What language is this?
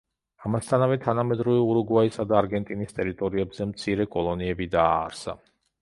Georgian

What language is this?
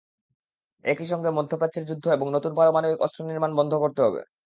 Bangla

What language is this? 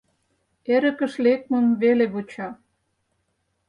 Mari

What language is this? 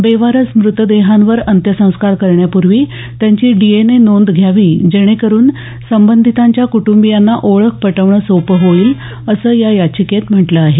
Marathi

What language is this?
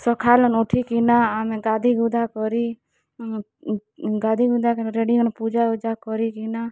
Odia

